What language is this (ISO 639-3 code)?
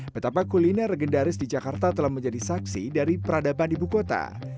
ind